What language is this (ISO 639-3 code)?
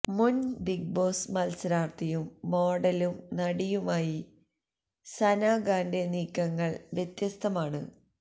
mal